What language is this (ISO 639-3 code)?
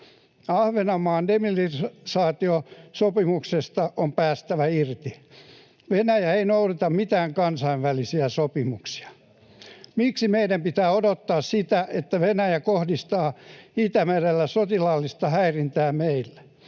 fin